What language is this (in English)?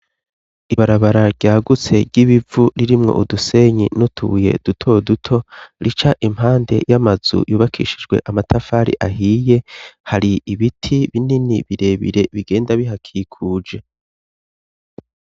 Rundi